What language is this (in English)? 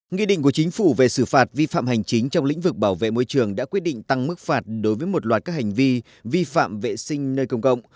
Vietnamese